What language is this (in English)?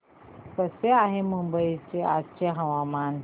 Marathi